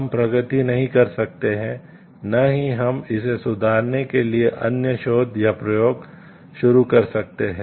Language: Hindi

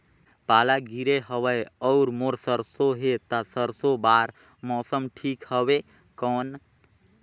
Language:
Chhattisgarhi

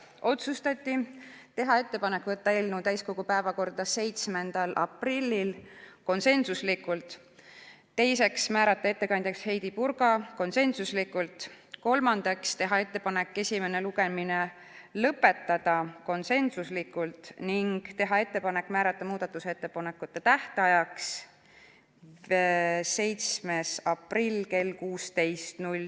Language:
Estonian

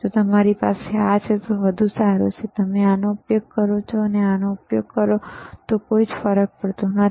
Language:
Gujarati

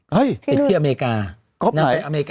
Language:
Thai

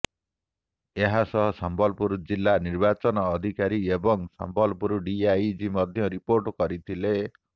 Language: Odia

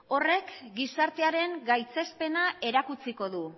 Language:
Basque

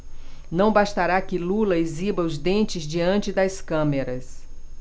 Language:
Portuguese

